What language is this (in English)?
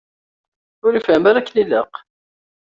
Kabyle